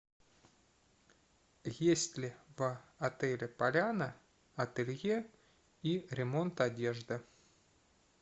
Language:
Russian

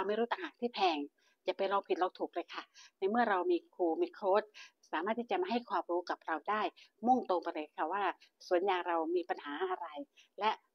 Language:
Thai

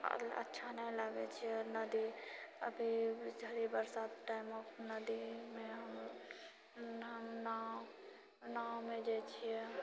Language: Maithili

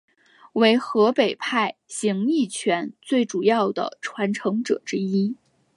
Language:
Chinese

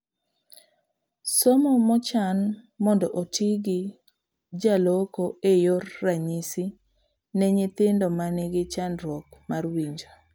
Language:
Luo (Kenya and Tanzania)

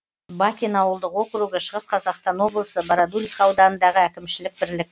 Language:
Kazakh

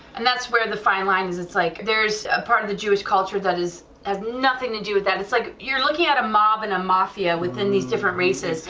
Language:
English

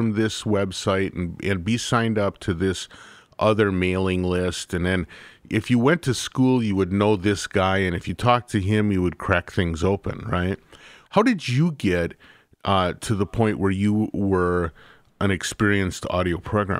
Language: English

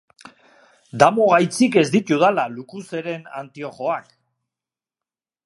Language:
Basque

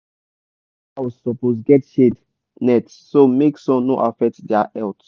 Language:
Nigerian Pidgin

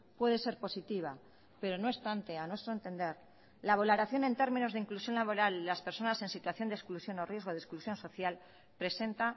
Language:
Spanish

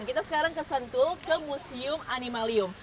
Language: Indonesian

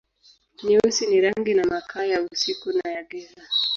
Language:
Swahili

